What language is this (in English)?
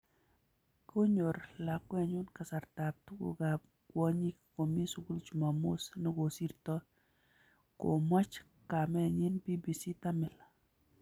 Kalenjin